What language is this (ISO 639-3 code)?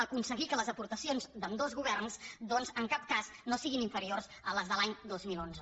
cat